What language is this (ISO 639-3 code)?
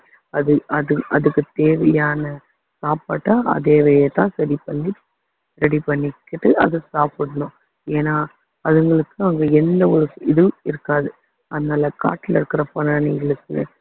tam